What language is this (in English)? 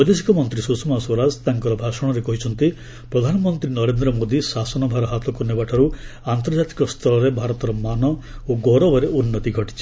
Odia